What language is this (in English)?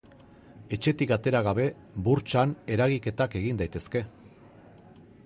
Basque